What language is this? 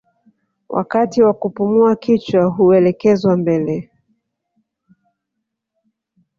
Swahili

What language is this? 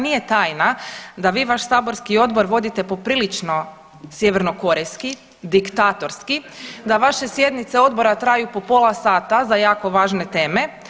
Croatian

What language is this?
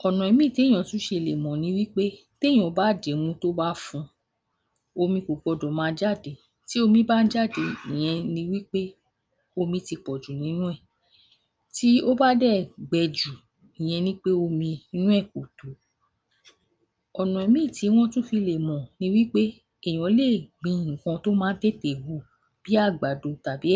Yoruba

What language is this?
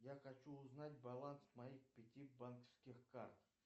Russian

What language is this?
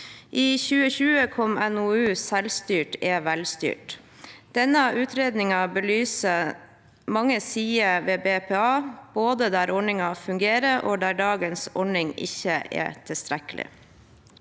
Norwegian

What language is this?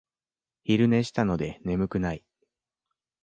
Japanese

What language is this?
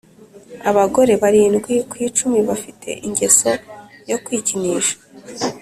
Kinyarwanda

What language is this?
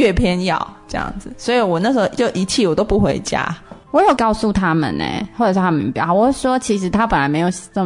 Chinese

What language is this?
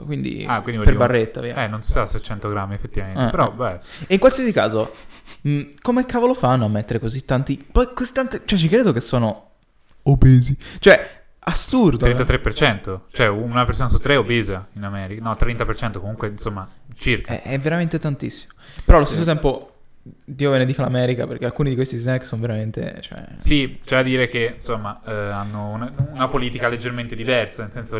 Italian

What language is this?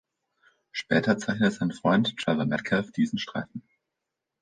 German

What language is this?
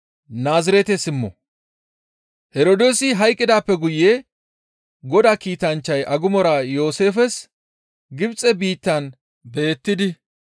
Gamo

